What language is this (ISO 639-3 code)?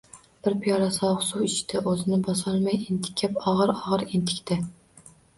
uzb